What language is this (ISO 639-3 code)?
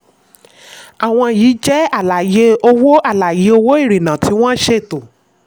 yor